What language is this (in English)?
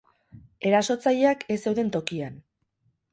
Basque